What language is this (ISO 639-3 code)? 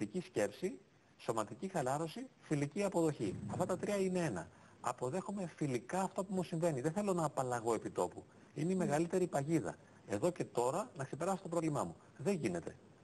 ell